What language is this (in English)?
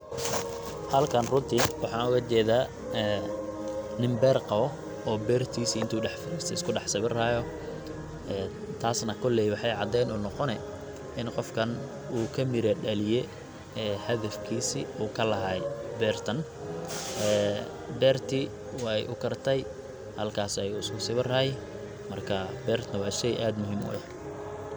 Somali